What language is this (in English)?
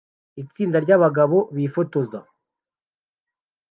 Kinyarwanda